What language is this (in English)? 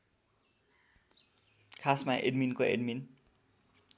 Nepali